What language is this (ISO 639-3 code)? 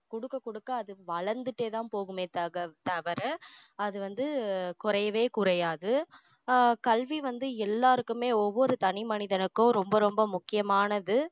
tam